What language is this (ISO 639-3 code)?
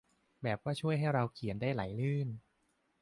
tha